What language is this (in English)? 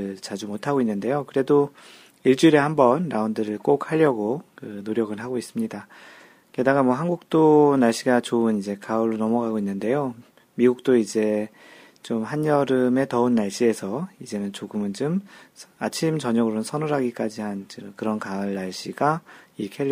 Korean